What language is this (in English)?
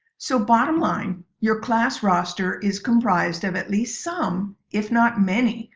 English